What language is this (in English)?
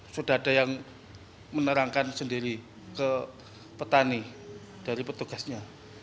Indonesian